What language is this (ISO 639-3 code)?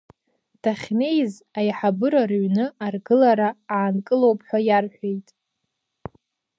abk